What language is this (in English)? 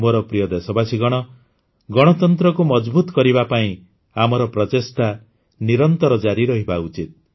Odia